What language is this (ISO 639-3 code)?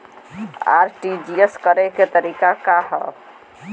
bho